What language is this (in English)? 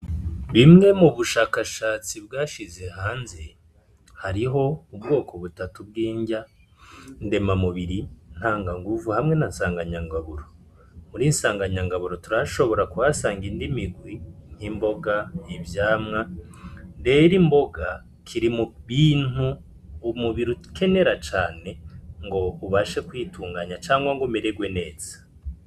Rundi